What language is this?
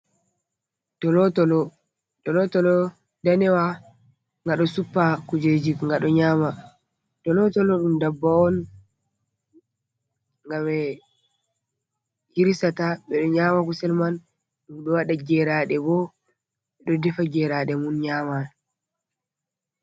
Fula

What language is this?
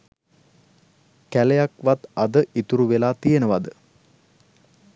Sinhala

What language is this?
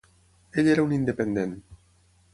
Catalan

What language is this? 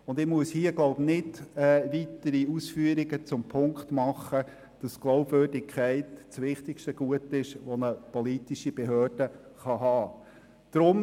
Swiss German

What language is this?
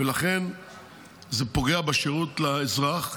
Hebrew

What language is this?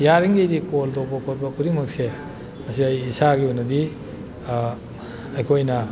Manipuri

